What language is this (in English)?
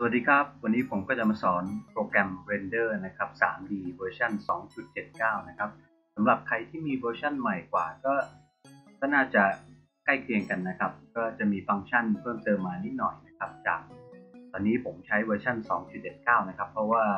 Thai